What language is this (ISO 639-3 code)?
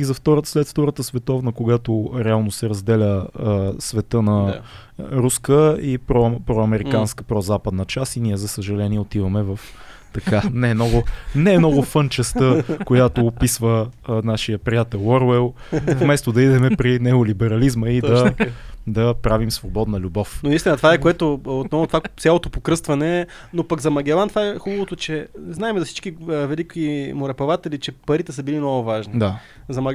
bul